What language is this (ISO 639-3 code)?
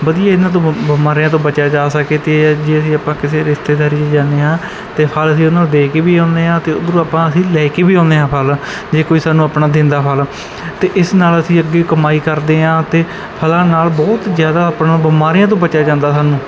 pan